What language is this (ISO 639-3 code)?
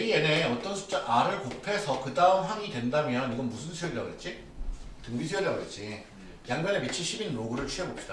kor